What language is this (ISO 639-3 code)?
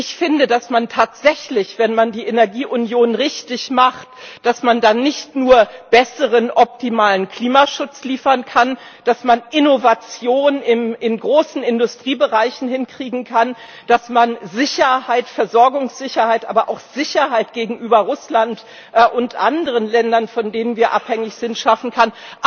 deu